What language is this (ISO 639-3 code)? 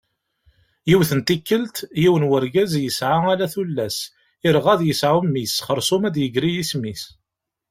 kab